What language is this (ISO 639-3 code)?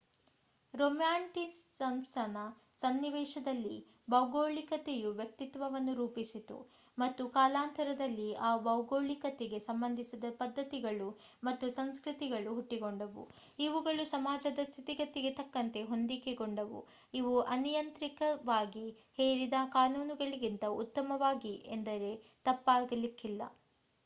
kan